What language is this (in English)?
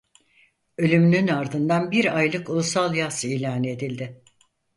Turkish